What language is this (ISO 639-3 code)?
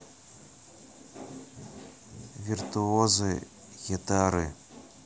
rus